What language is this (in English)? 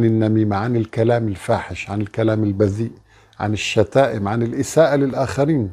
Arabic